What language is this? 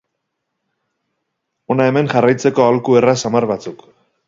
Basque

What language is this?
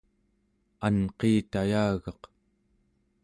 Central Yupik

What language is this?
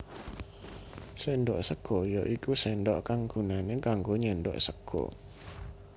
Javanese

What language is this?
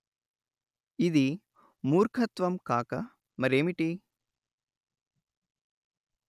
Telugu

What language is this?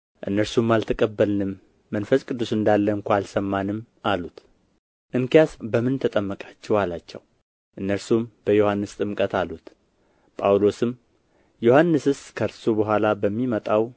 Amharic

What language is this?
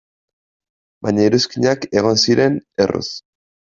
Basque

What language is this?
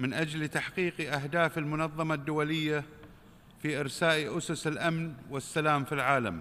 Arabic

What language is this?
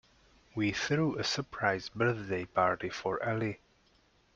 English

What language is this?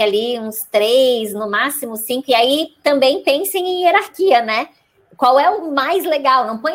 Portuguese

